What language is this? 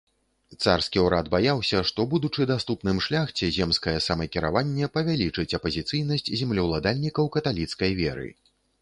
Belarusian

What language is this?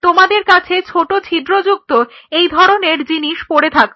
Bangla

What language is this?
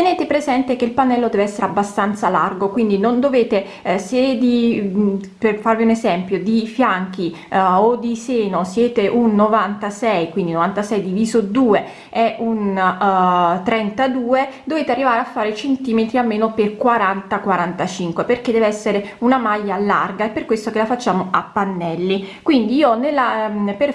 Italian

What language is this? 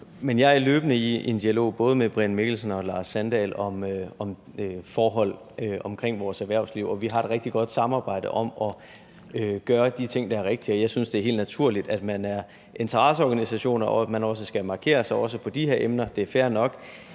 Danish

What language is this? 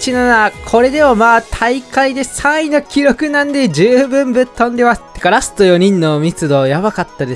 Japanese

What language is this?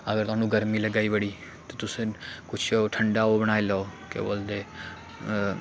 Dogri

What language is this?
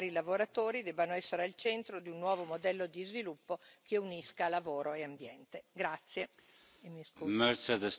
Italian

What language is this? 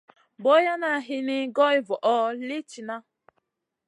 Masana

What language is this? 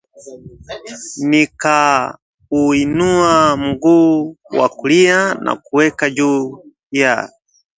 Swahili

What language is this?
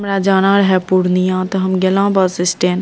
Maithili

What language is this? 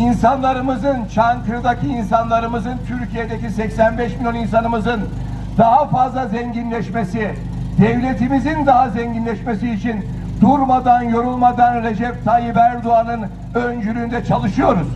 Turkish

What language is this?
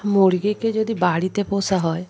Bangla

